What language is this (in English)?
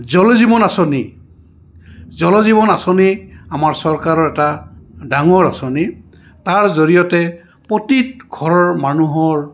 Assamese